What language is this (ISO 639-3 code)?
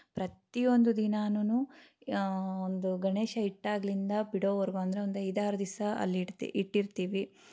kan